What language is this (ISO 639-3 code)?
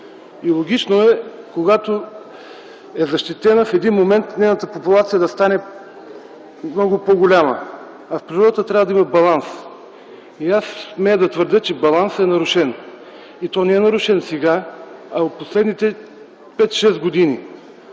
bul